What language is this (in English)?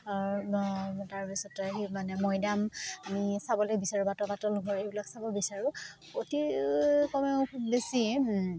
Assamese